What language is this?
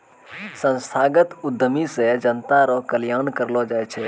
Maithili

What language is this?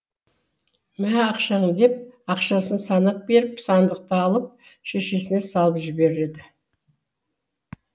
Kazakh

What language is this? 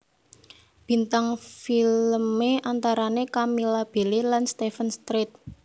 Javanese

